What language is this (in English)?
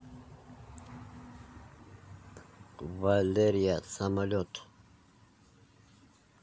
Russian